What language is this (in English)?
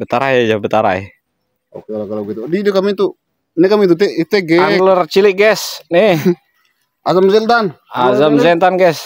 Indonesian